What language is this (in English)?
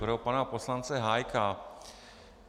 Czech